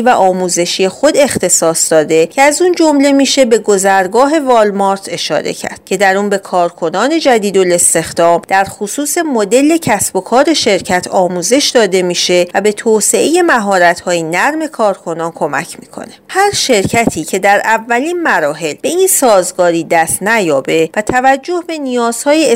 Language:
Persian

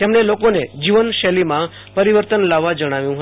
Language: Gujarati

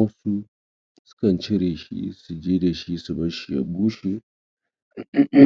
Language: Hausa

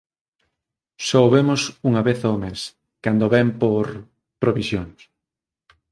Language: Galician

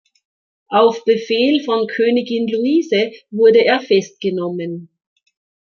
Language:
German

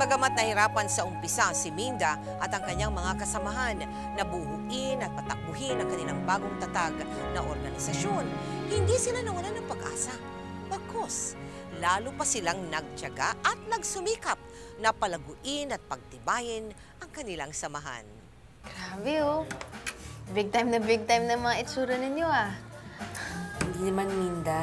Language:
Filipino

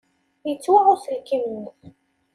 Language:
Kabyle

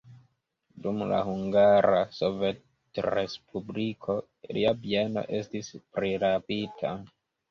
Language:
Esperanto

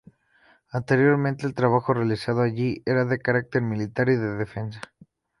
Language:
Spanish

